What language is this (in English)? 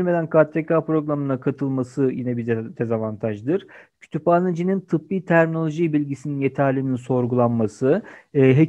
Turkish